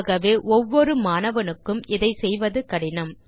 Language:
Tamil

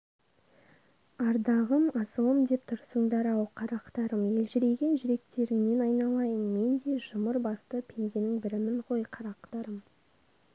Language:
Kazakh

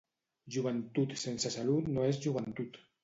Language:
Catalan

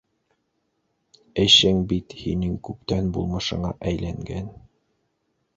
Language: Bashkir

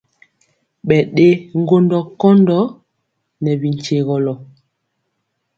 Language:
Mpiemo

